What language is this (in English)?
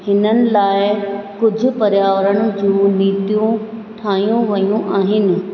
Sindhi